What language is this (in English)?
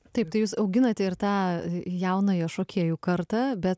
Lithuanian